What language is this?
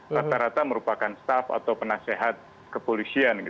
Indonesian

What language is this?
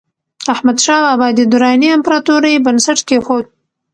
Pashto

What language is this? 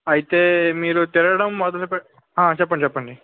Telugu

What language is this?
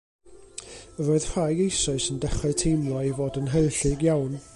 Welsh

